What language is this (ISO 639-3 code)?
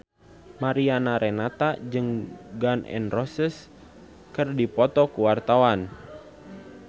sun